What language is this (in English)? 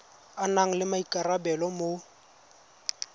Tswana